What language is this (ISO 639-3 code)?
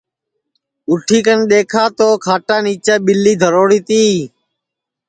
ssi